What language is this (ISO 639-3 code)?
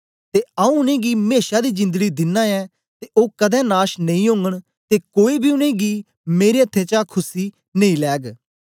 doi